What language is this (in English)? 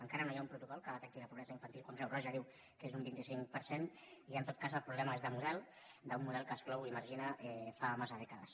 Catalan